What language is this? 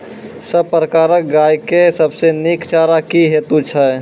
Maithili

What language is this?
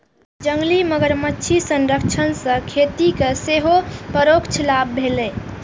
Maithili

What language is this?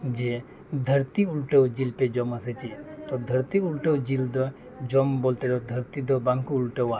Santali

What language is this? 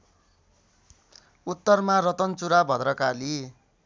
Nepali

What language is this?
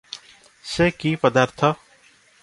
Odia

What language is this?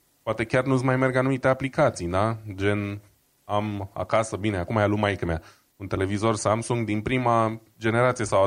Romanian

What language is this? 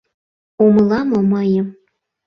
Mari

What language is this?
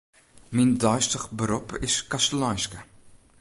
Western Frisian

